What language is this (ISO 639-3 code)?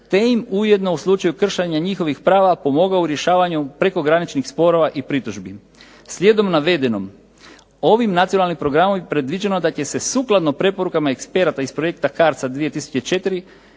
hrv